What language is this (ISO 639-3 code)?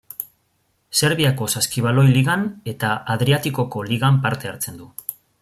eus